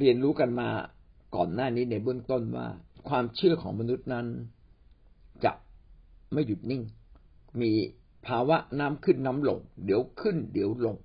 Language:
Thai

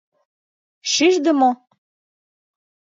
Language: Mari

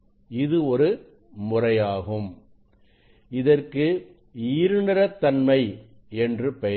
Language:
Tamil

